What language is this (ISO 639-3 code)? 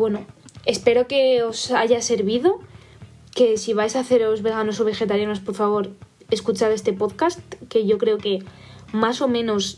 spa